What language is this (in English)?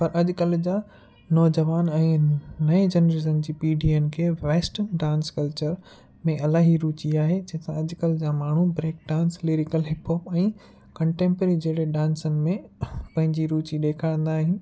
Sindhi